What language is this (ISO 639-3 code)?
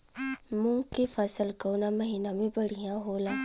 bho